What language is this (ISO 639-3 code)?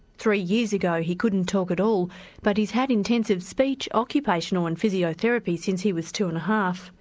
eng